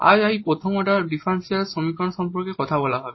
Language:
Bangla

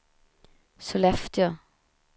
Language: Swedish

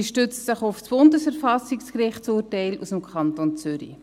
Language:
Swiss German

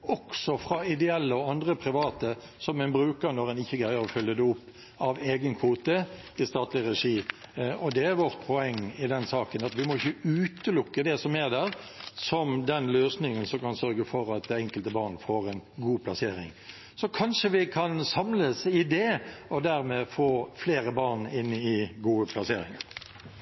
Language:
Norwegian Bokmål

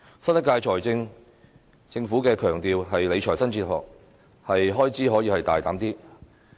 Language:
Cantonese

